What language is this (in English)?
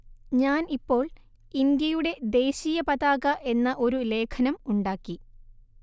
Malayalam